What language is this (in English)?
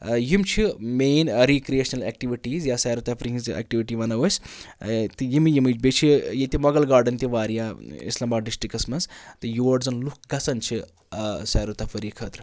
Kashmiri